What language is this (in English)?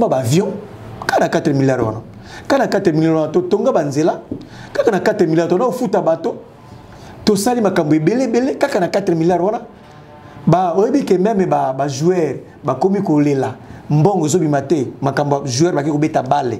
French